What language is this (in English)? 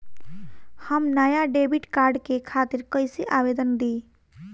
Bhojpuri